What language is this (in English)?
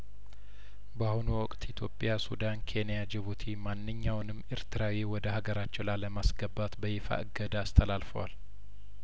Amharic